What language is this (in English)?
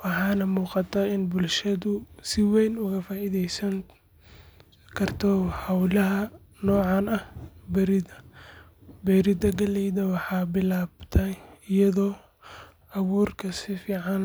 Somali